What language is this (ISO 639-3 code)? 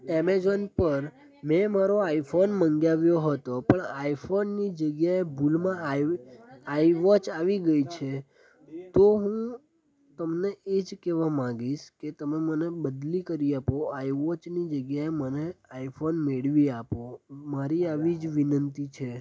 guj